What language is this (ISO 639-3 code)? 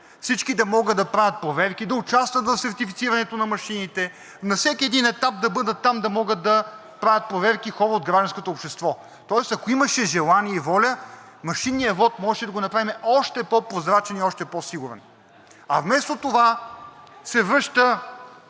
bul